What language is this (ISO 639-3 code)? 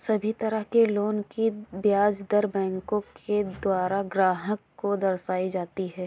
hin